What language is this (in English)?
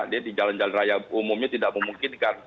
Indonesian